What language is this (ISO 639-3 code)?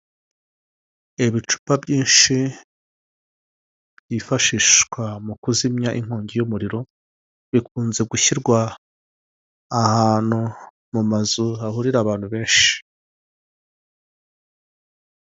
kin